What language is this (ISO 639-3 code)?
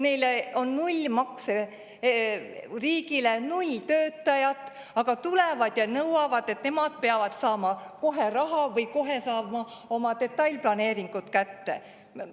est